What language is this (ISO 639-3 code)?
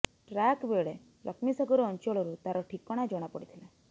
ori